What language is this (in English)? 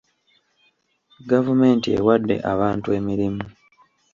Ganda